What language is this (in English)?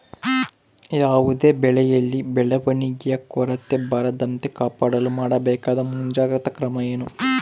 Kannada